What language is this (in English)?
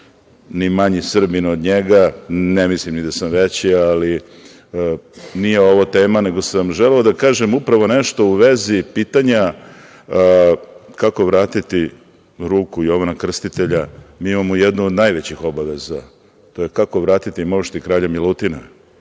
Serbian